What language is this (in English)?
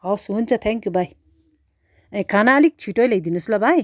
Nepali